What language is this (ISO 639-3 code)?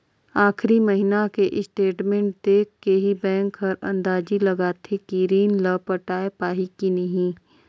hne